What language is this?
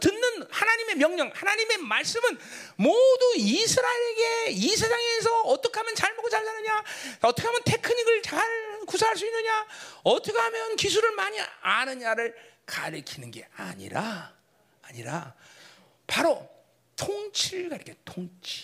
Korean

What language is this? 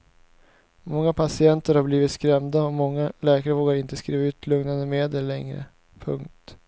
Swedish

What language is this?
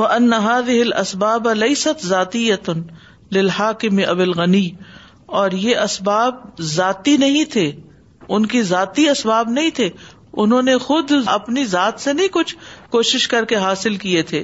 Urdu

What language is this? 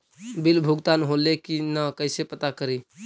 Magahi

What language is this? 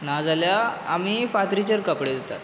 Konkani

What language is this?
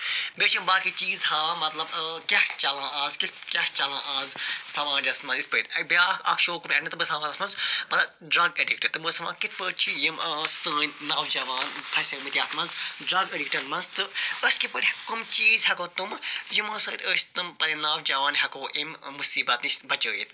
Kashmiri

